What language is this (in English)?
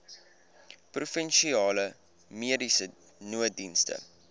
Afrikaans